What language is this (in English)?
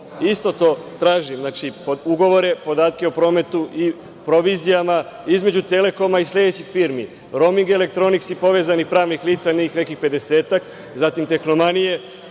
Serbian